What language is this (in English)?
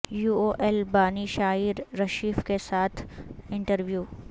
Urdu